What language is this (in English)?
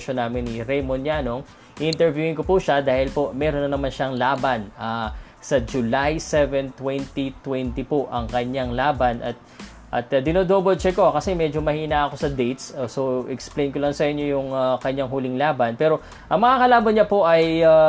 Filipino